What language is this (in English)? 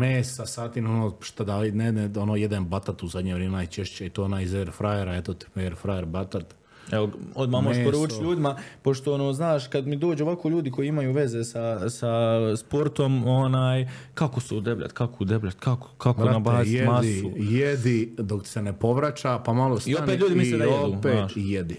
Croatian